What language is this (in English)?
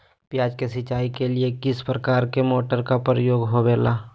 Magahi